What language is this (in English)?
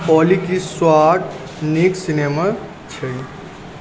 Maithili